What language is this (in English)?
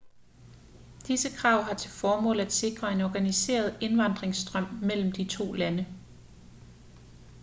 Danish